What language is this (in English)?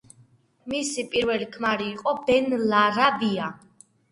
Georgian